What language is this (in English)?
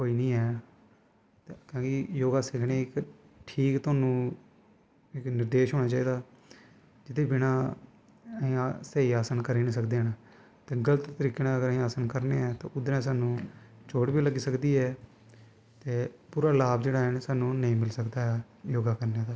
Dogri